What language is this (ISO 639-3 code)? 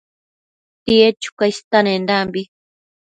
mcf